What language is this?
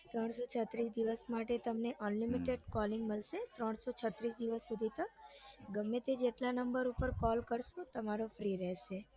Gujarati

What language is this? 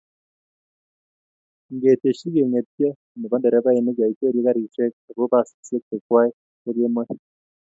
Kalenjin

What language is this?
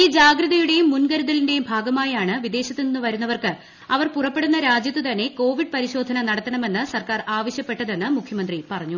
Malayalam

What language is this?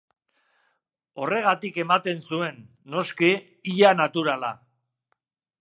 Basque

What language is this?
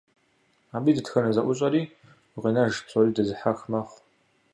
Kabardian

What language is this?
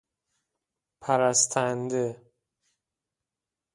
Persian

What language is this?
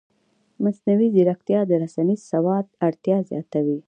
Pashto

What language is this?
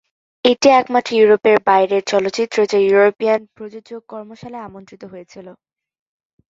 Bangla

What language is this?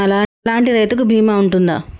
Telugu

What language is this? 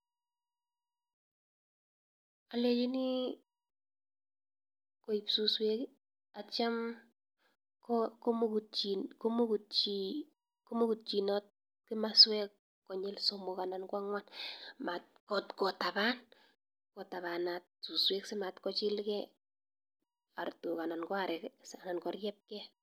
Kalenjin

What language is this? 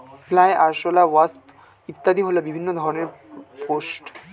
Bangla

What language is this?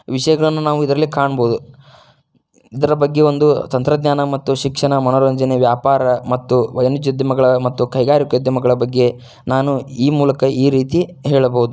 Kannada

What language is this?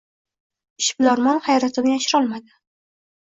Uzbek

